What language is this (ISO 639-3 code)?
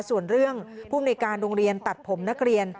tha